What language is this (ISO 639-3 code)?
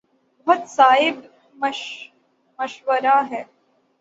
urd